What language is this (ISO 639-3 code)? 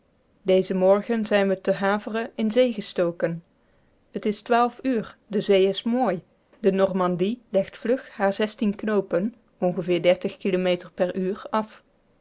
nld